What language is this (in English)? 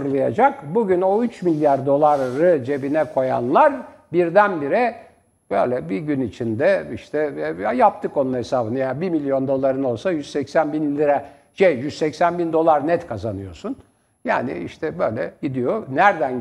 Turkish